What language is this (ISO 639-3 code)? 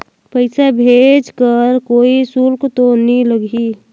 hne